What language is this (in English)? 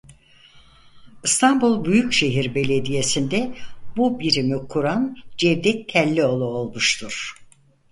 Turkish